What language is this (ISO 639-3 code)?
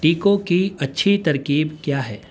urd